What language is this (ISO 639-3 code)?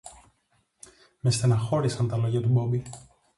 ell